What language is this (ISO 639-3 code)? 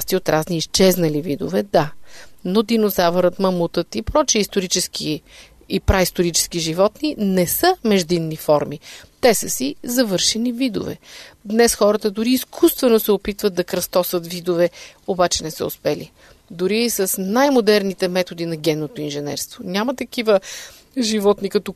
bul